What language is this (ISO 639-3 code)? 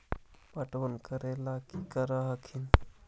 mag